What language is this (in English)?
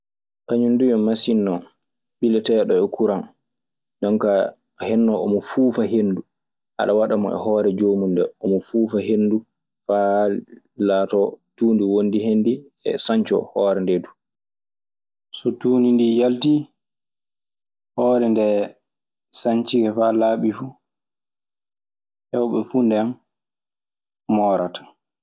Maasina Fulfulde